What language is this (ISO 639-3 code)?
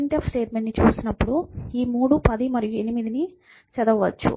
tel